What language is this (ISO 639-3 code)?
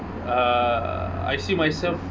eng